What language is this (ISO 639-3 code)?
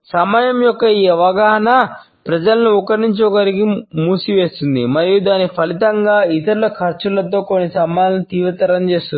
tel